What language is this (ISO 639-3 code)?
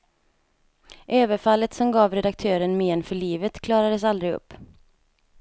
swe